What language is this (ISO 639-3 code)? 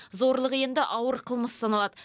kaz